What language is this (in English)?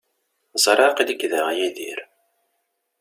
Kabyle